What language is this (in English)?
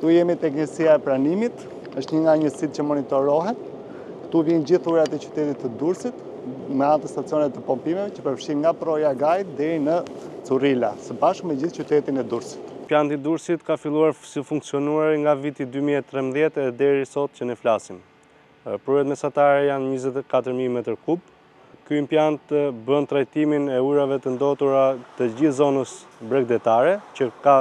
Romanian